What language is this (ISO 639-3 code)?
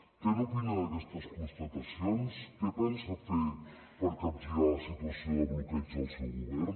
cat